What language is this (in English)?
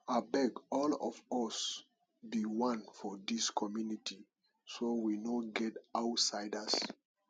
Nigerian Pidgin